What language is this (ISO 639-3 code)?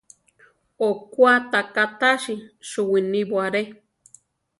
tar